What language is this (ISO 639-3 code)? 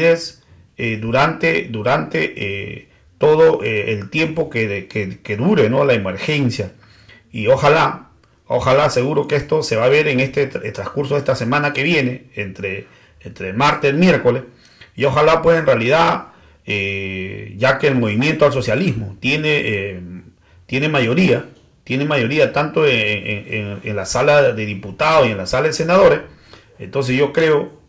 spa